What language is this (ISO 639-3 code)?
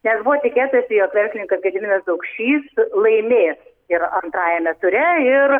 lit